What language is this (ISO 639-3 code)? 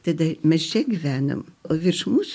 lit